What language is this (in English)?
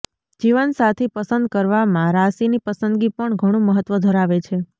Gujarati